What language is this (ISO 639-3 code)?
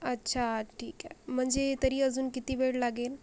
mar